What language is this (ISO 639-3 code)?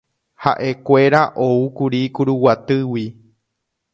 grn